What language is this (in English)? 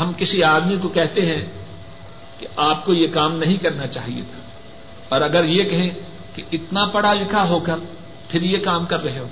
Urdu